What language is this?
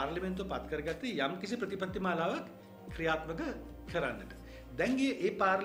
Indonesian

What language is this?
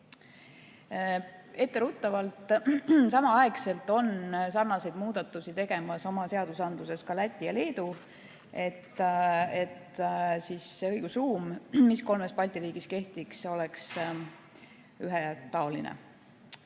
Estonian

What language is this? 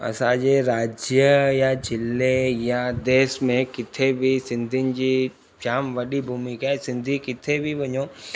Sindhi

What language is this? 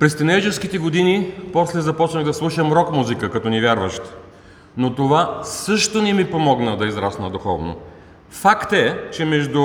Bulgarian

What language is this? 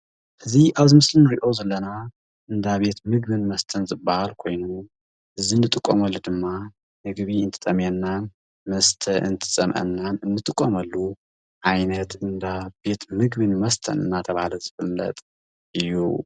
Tigrinya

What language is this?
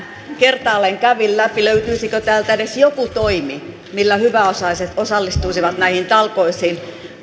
Finnish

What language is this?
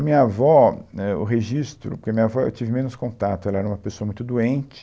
Portuguese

